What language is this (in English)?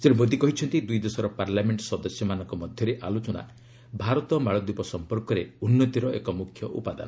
Odia